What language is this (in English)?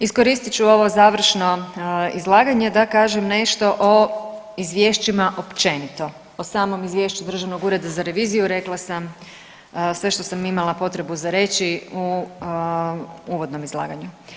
Croatian